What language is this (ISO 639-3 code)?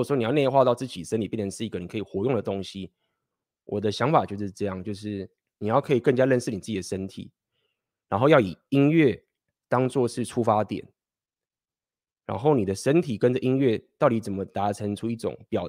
zho